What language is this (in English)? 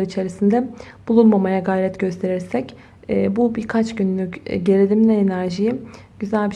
Turkish